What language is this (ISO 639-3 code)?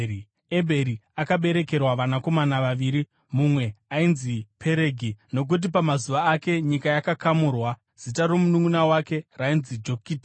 sna